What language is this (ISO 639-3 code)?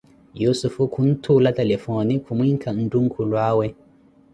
eko